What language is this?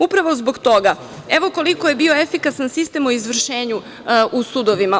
Serbian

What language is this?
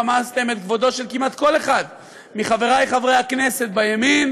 Hebrew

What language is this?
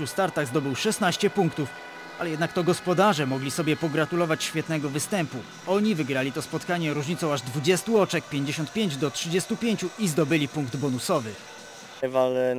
Polish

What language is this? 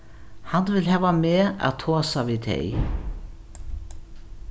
Faroese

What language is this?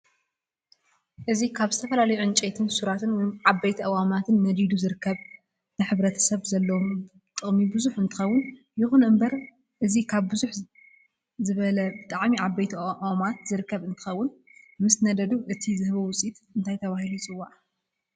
Tigrinya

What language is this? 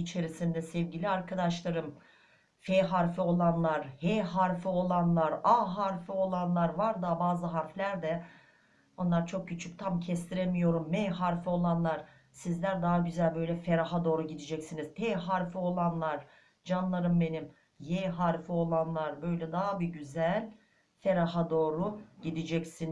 Turkish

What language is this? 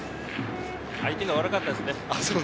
Japanese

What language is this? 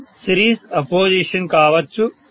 Telugu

